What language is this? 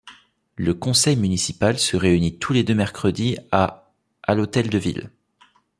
French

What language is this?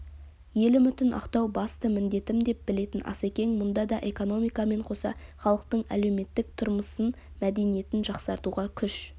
Kazakh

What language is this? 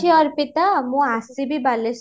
Odia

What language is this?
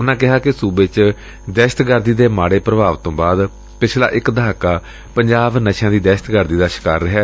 Punjabi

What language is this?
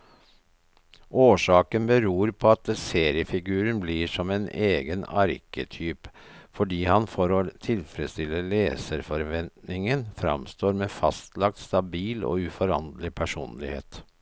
Norwegian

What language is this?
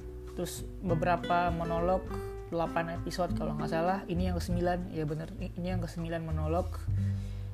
Indonesian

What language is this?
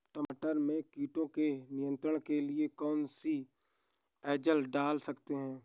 Hindi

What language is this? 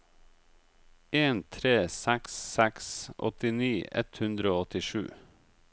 Norwegian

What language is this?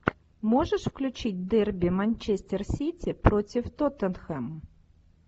Russian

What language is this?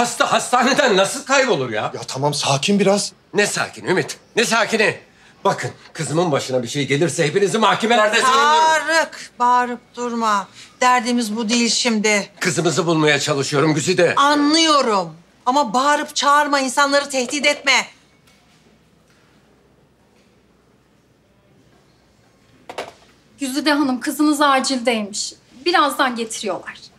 Turkish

